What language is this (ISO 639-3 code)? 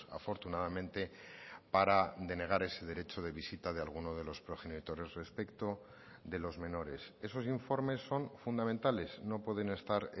spa